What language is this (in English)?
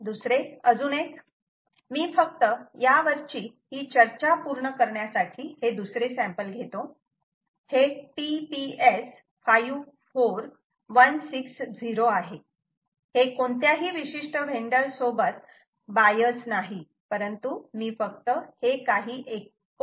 Marathi